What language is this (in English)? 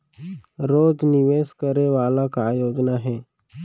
Chhattisgarhi